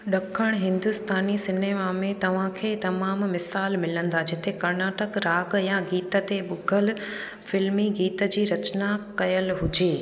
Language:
Sindhi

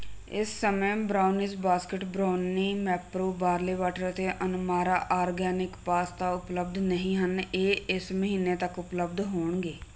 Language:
Punjabi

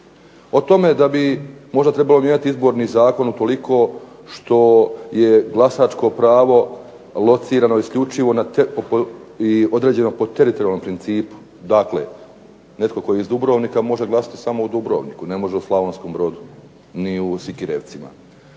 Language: Croatian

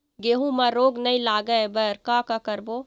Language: Chhattisgarhi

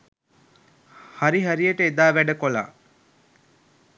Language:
Sinhala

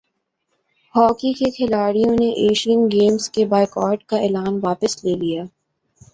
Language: Urdu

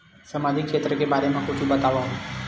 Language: Chhattisgarhi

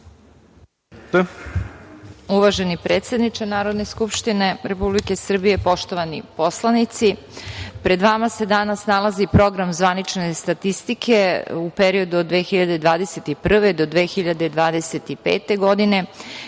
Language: Serbian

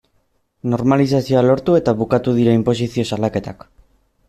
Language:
Basque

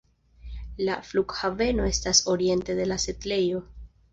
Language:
Esperanto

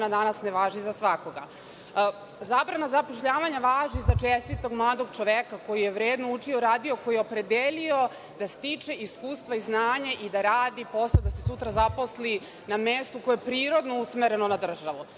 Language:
Serbian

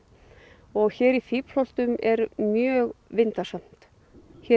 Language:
Icelandic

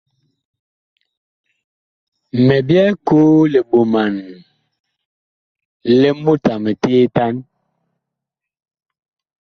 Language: Bakoko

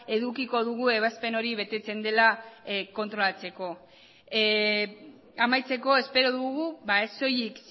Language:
Basque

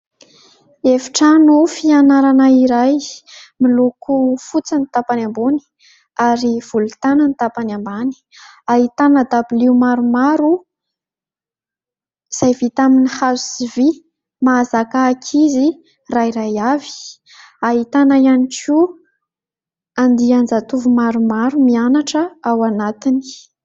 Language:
Malagasy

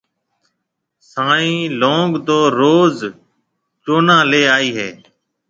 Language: Marwari (Pakistan)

